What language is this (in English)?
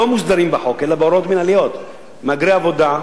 Hebrew